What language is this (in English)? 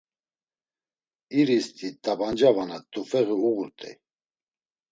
Laz